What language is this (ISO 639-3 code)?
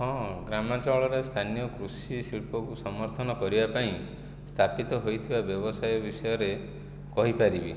ori